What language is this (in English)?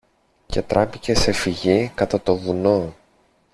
Greek